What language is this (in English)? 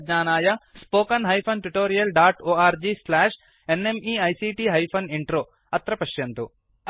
Sanskrit